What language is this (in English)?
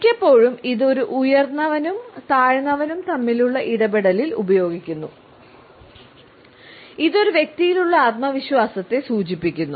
Malayalam